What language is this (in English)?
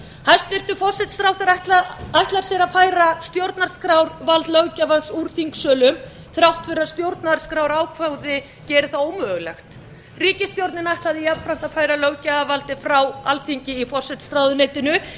Icelandic